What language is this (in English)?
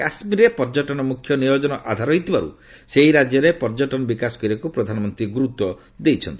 Odia